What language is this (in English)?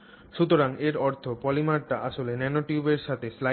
Bangla